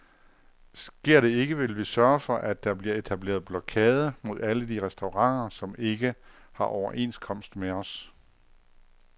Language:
Danish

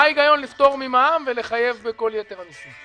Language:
Hebrew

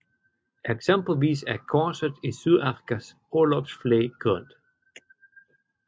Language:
Danish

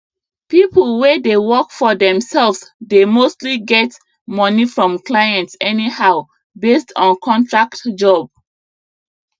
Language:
Nigerian Pidgin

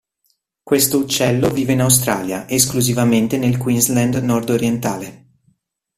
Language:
Italian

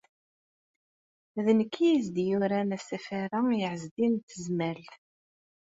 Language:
Kabyle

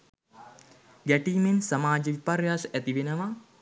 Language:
Sinhala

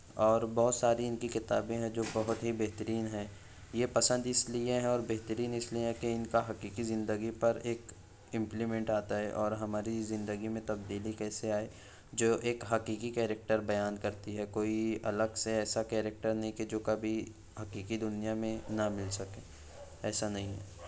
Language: Urdu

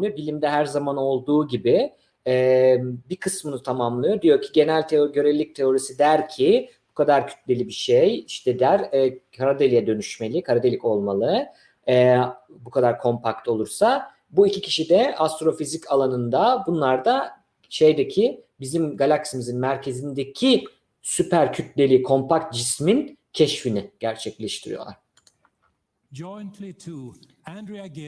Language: Turkish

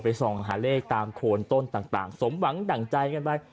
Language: Thai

